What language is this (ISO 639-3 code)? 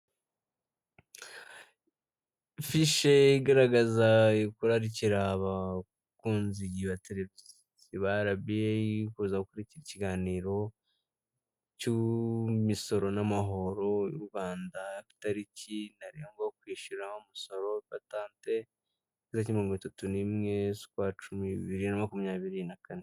kin